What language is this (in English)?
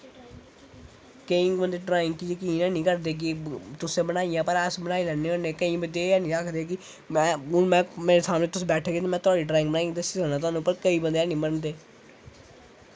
Dogri